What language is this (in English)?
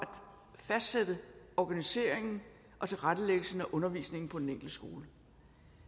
Danish